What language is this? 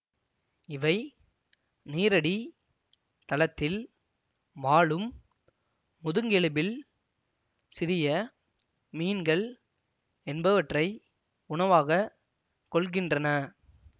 Tamil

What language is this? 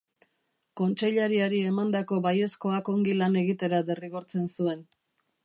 Basque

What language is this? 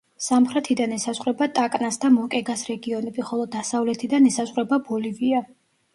Georgian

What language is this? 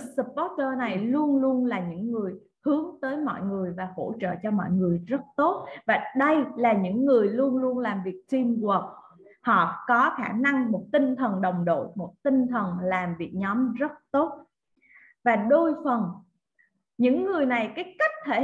Vietnamese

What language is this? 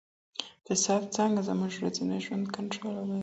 Pashto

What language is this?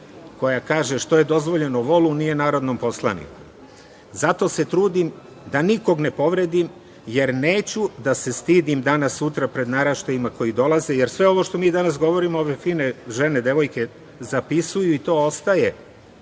Serbian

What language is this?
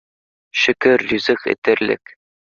Bashkir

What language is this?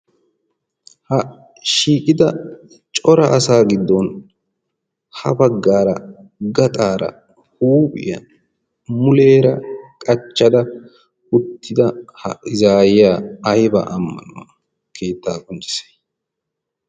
Wolaytta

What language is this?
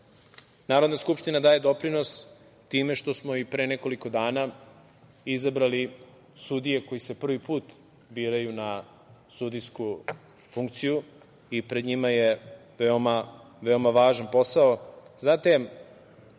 Serbian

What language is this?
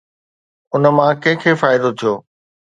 Sindhi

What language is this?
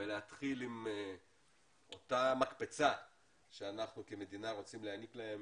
Hebrew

